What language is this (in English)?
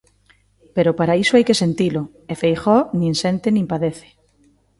Galician